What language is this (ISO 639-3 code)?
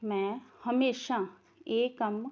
pan